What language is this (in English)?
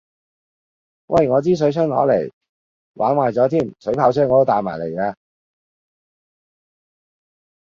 Cantonese